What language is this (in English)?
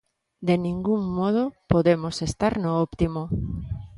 Galician